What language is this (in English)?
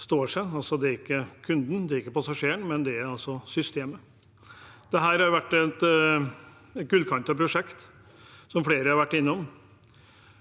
Norwegian